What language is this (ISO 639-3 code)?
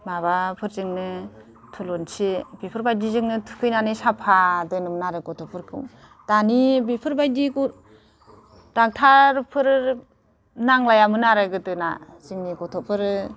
brx